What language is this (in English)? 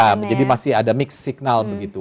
Indonesian